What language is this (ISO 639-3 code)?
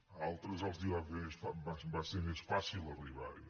cat